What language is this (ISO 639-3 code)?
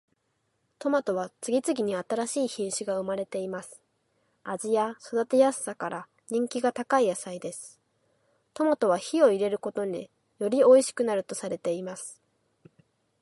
jpn